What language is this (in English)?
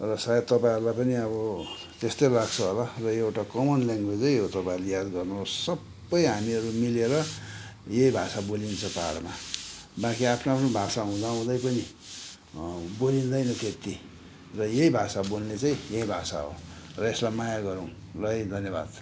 Nepali